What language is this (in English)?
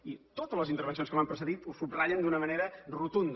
Catalan